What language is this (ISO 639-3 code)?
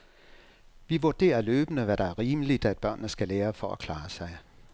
dan